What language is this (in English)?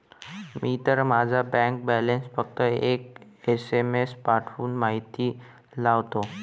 Marathi